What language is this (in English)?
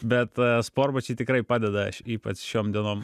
Lithuanian